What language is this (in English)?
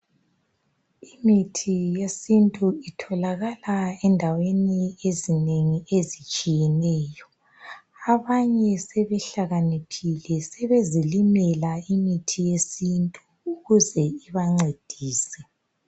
North Ndebele